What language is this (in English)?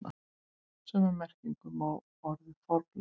Icelandic